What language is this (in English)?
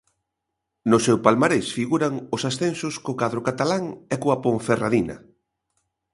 Galician